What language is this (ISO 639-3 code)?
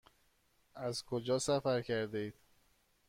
fas